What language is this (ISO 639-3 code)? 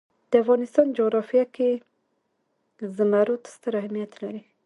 pus